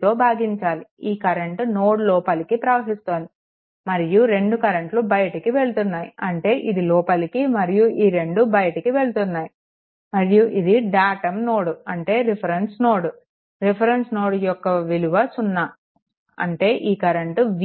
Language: Telugu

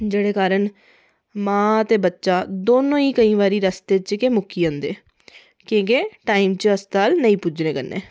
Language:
Dogri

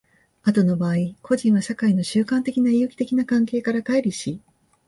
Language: Japanese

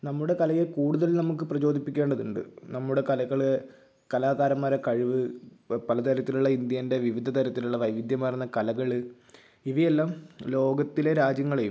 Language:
Malayalam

